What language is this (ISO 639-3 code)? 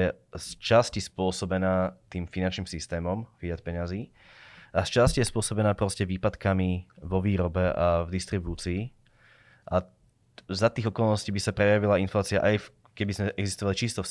slk